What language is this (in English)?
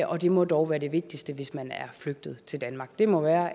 Danish